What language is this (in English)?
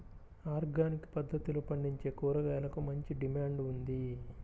Telugu